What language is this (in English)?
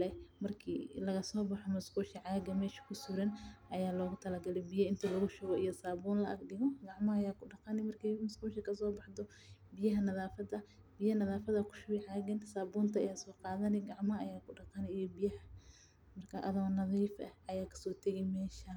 Somali